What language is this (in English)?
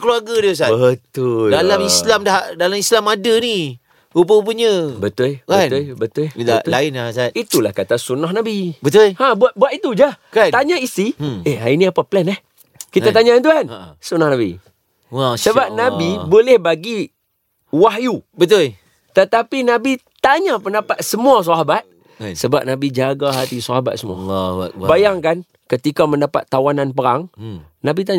Malay